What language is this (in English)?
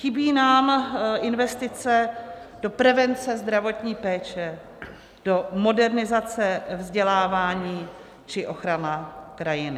Czech